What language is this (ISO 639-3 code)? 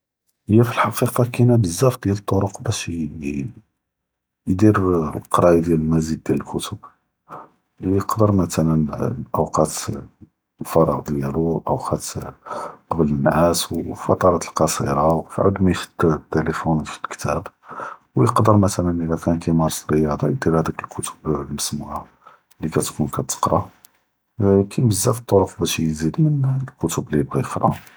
jrb